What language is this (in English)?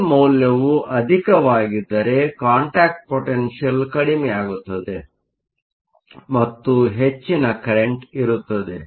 Kannada